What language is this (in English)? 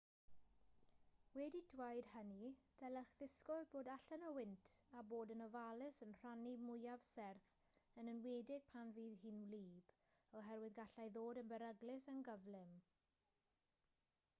Welsh